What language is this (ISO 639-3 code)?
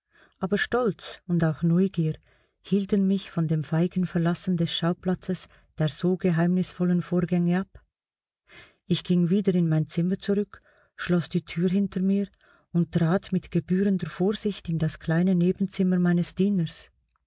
deu